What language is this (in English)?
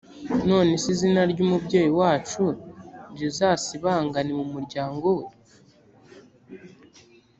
Kinyarwanda